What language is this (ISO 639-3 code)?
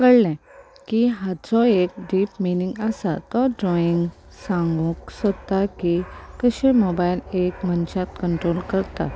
kok